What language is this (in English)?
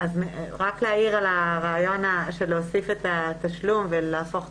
Hebrew